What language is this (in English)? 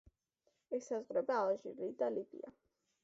Georgian